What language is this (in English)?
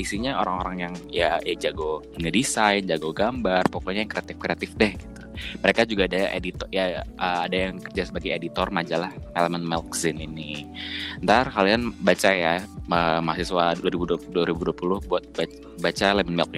Indonesian